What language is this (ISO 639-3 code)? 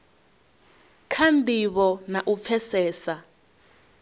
ven